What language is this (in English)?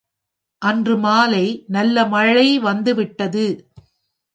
Tamil